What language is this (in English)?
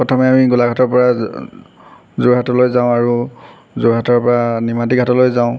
Assamese